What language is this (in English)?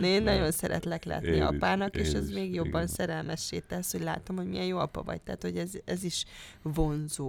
Hungarian